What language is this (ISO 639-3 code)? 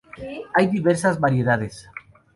spa